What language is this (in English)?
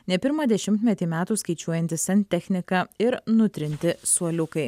Lithuanian